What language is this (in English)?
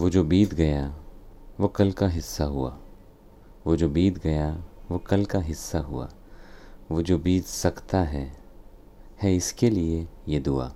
Hindi